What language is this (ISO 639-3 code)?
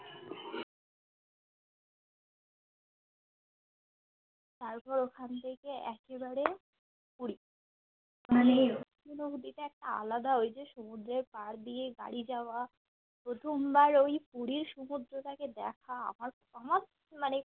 ben